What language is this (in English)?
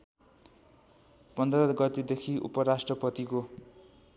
Nepali